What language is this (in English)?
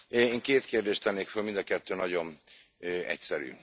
Hungarian